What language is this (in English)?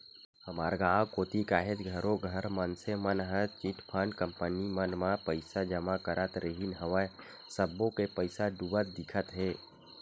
Chhattisgarhi